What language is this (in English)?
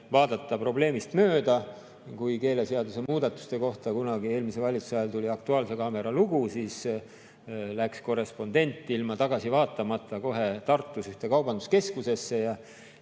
Estonian